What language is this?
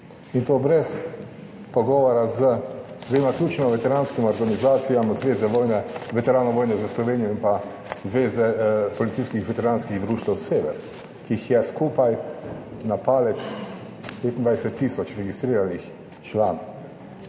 Slovenian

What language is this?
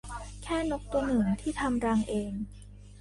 Thai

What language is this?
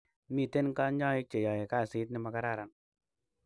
Kalenjin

